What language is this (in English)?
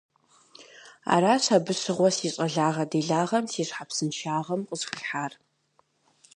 Kabardian